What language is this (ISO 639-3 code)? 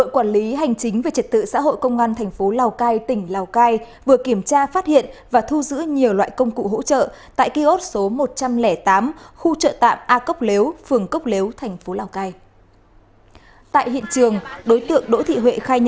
vie